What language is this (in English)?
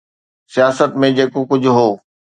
Sindhi